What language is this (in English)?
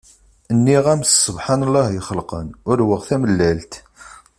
Kabyle